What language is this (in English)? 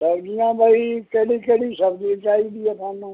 Punjabi